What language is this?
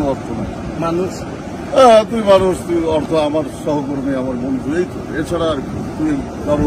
Romanian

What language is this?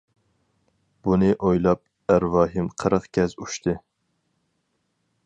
Uyghur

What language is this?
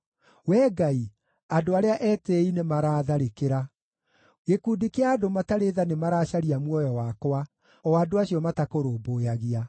Kikuyu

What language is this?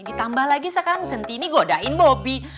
Indonesian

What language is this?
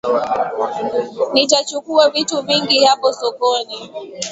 Swahili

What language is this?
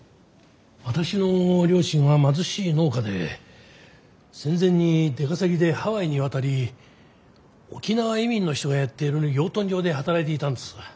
Japanese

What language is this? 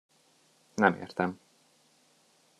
Hungarian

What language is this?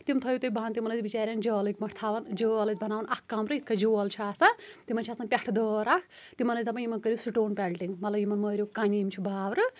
Kashmiri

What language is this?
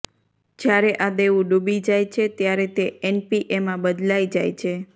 Gujarati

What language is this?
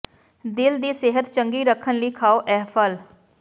Punjabi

